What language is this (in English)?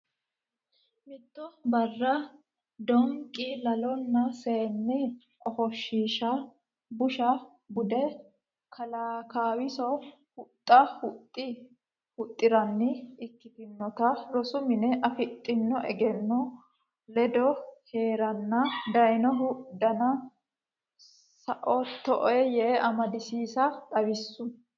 Sidamo